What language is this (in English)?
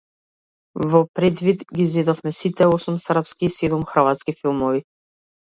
Macedonian